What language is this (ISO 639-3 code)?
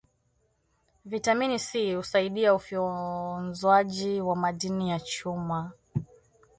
swa